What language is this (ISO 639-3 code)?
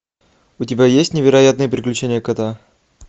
rus